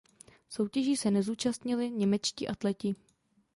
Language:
Czech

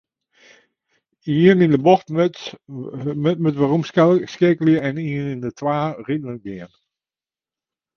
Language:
Western Frisian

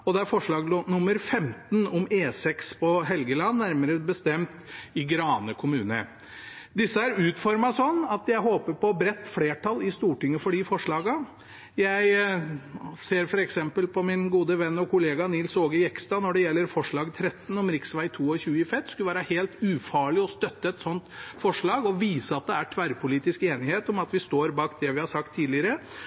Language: Norwegian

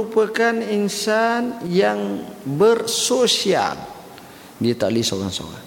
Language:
Malay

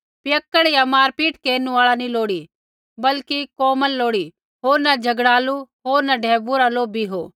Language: Kullu Pahari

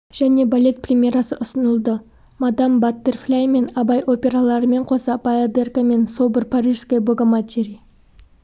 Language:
Kazakh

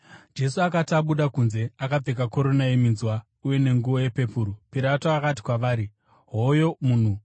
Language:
Shona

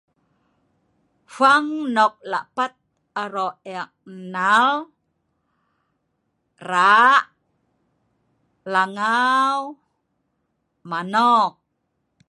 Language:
Sa'ban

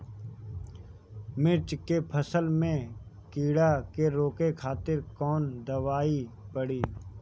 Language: Bhojpuri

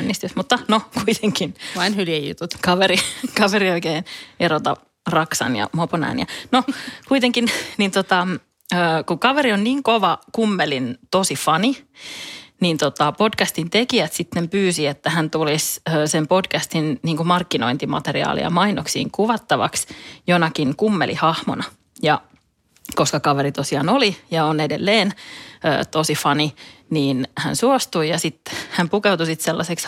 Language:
Finnish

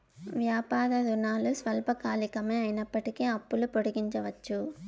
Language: Telugu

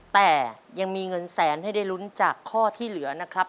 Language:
Thai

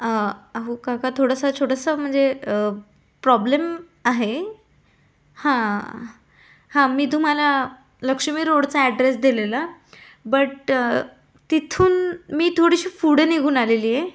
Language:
Marathi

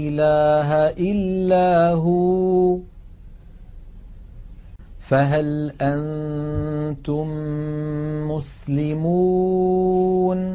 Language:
Arabic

